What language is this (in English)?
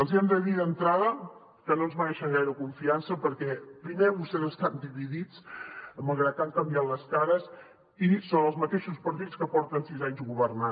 Catalan